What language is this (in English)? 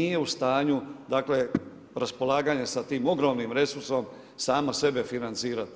Croatian